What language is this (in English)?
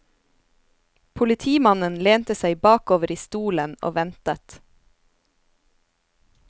Norwegian